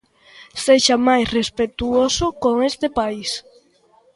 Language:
Galician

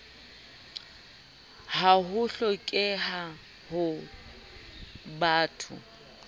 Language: Southern Sotho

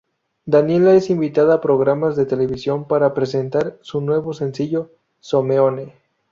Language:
Spanish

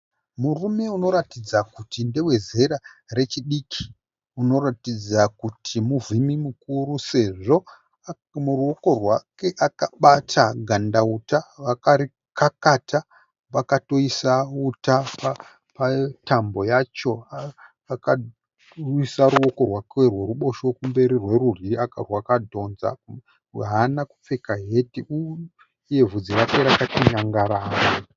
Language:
Shona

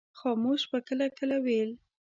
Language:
Pashto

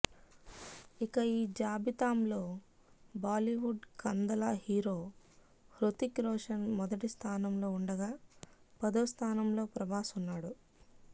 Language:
Telugu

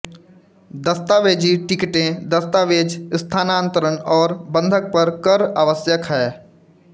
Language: Hindi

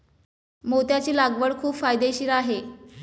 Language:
Marathi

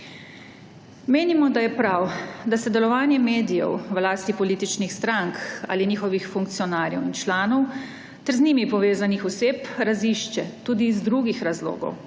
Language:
Slovenian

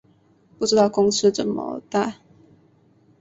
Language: Chinese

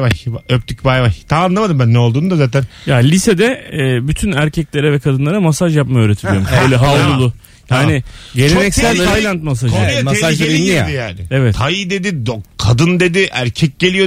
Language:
Turkish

